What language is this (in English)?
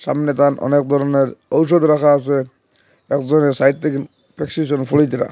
Bangla